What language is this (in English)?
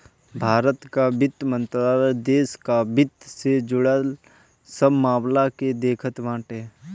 Bhojpuri